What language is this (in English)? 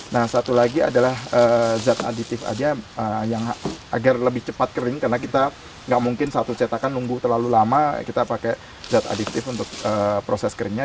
Indonesian